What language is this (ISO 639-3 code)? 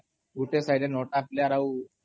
ori